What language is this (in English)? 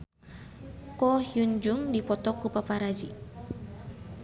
Sundanese